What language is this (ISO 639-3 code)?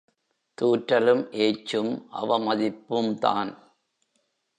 tam